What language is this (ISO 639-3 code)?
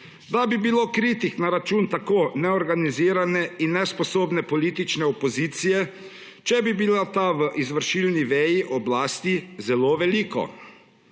slv